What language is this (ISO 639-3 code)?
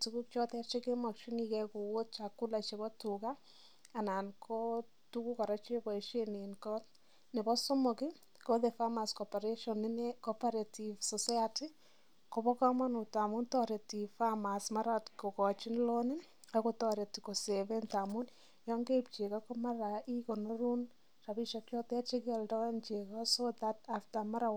kln